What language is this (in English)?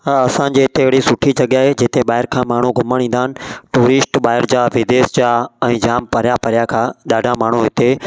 Sindhi